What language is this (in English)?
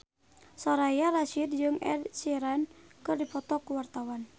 Sundanese